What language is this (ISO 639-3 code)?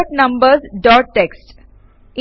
mal